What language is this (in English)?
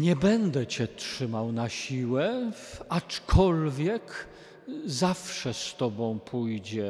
Polish